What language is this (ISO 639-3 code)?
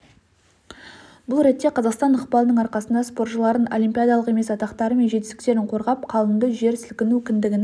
kaz